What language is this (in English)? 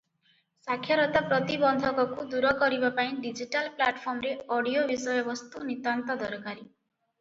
Odia